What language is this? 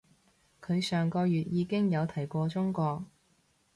Cantonese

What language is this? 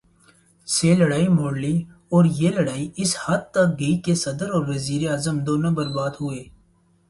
Urdu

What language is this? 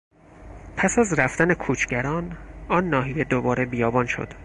Persian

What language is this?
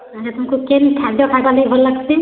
Odia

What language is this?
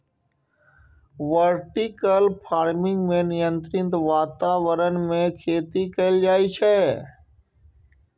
Maithili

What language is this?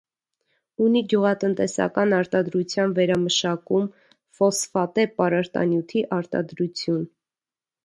Armenian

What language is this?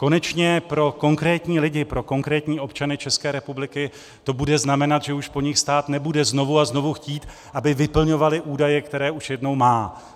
Czech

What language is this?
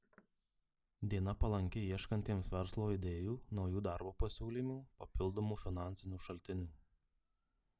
Lithuanian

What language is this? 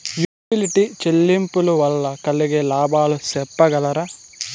Telugu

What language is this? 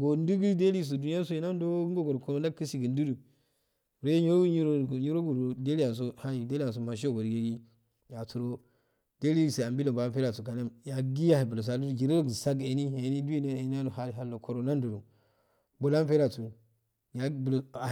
Afade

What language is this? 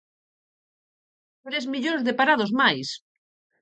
Galician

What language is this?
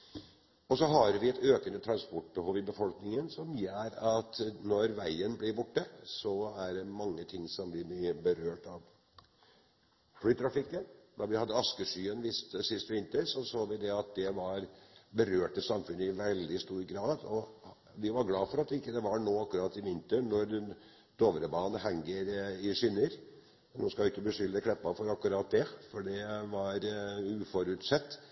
Norwegian Bokmål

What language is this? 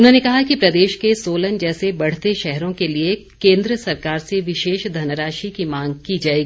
Hindi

